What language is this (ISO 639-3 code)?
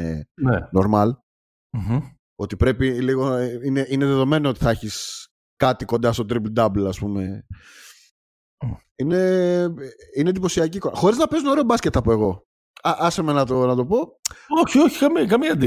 ell